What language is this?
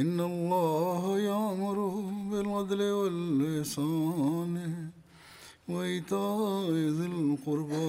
Swahili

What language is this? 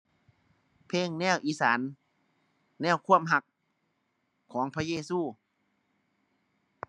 Thai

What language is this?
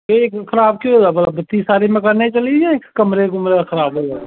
Dogri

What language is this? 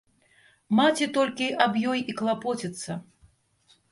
Belarusian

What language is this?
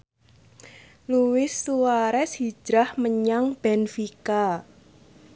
Javanese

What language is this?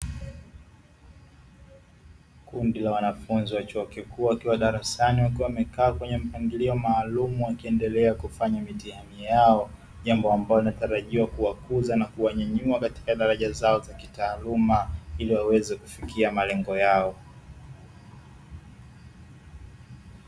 Swahili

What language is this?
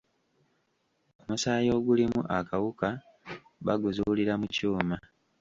Ganda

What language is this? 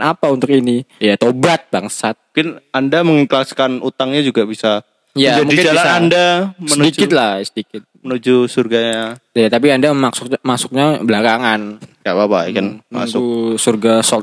Indonesian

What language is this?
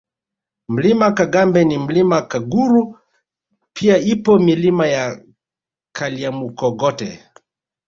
Swahili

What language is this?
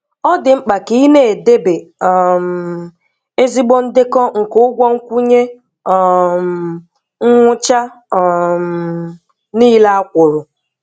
Igbo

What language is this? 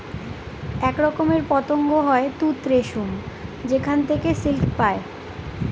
Bangla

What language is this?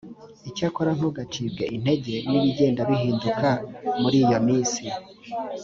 Kinyarwanda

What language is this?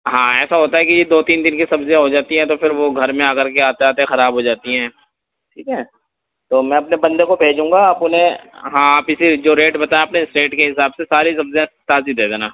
Urdu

